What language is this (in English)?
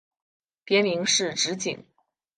Chinese